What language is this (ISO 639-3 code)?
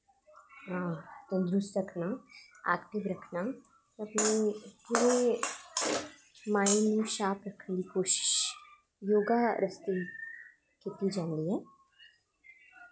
doi